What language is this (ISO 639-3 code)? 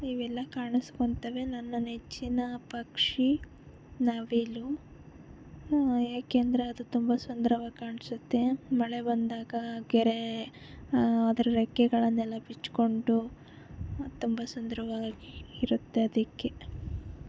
kan